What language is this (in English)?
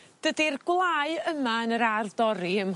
Welsh